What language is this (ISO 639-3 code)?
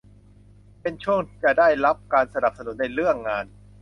tha